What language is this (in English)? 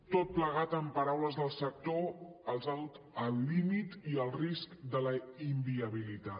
Catalan